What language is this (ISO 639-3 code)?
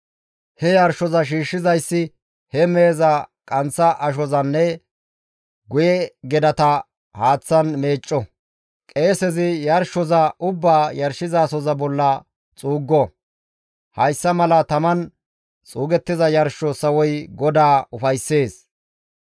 gmv